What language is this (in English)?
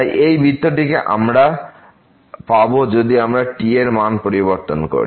Bangla